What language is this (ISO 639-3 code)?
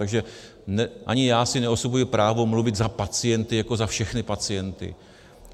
ces